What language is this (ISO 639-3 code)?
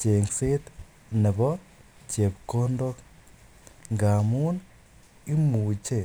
kln